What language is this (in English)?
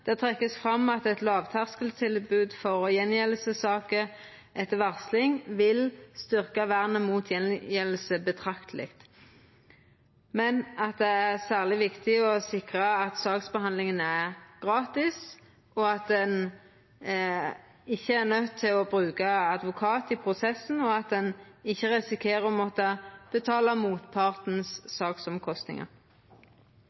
Norwegian Nynorsk